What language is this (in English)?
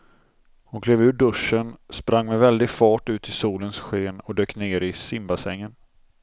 Swedish